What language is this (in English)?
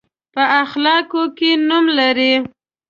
Pashto